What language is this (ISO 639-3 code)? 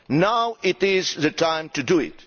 eng